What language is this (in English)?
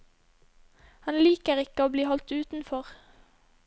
Norwegian